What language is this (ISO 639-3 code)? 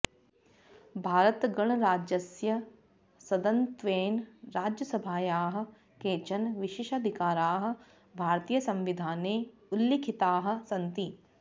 san